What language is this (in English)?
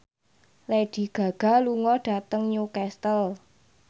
Javanese